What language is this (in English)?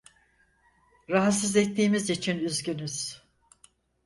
Turkish